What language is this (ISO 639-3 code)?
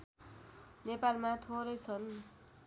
nep